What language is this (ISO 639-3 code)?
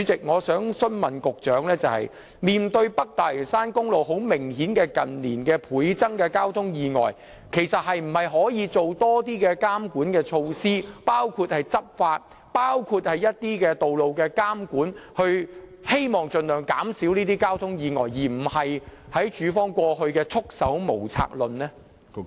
yue